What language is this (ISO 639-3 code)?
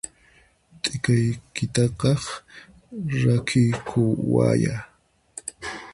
qxp